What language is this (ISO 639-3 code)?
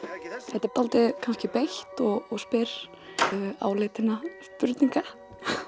isl